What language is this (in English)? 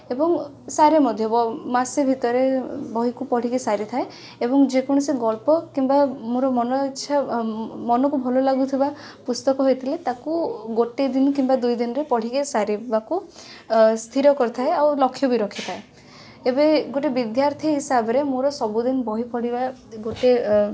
Odia